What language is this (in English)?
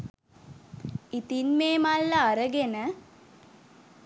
Sinhala